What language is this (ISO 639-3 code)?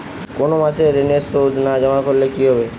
ben